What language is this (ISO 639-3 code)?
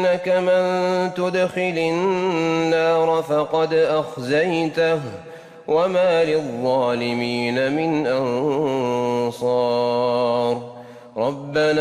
ara